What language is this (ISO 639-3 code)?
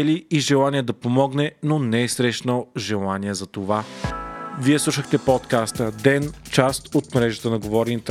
bul